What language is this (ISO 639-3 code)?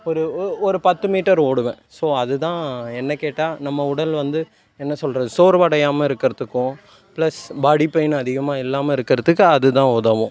tam